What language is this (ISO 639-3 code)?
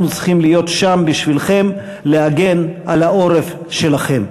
heb